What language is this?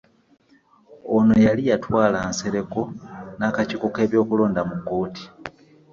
Ganda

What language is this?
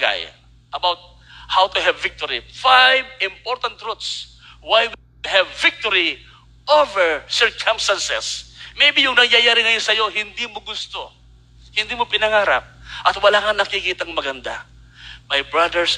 Filipino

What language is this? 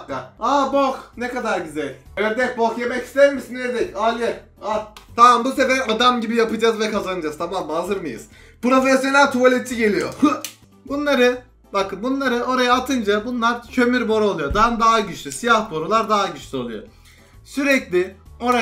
Turkish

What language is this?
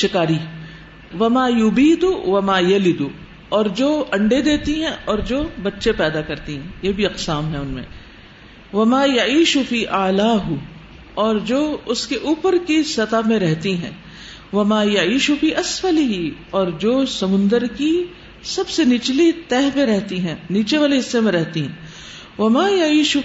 Urdu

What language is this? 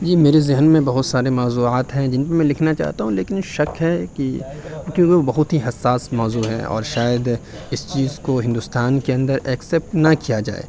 Urdu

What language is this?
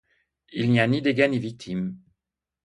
French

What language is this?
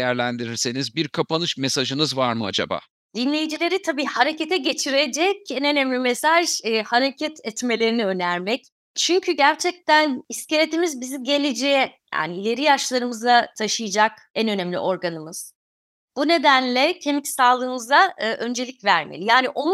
Turkish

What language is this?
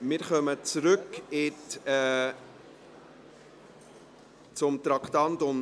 Swiss German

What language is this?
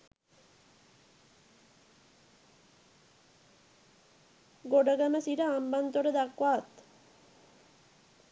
Sinhala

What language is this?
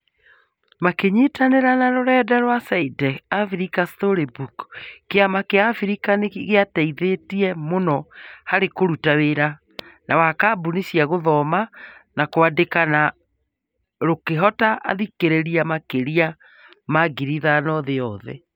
Kikuyu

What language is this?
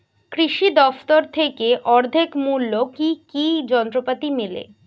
Bangla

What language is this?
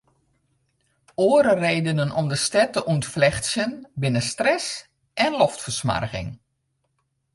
Western Frisian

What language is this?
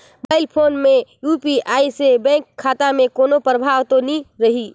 Chhattisgarhi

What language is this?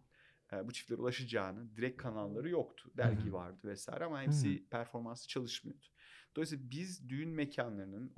Turkish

